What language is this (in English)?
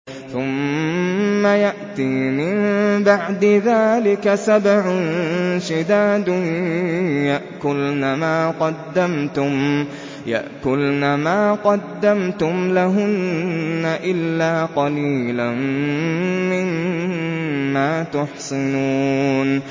Arabic